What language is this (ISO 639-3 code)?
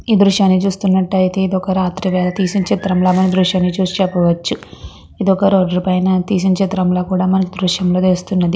tel